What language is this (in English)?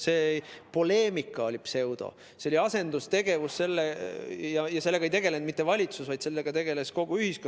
Estonian